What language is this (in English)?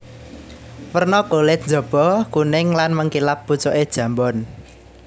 Javanese